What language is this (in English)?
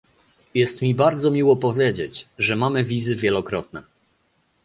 Polish